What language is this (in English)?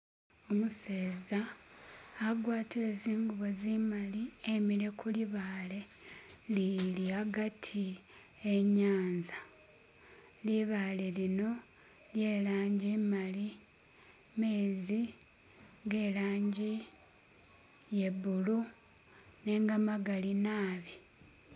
Masaaba